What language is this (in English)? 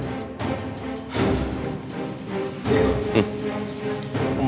Indonesian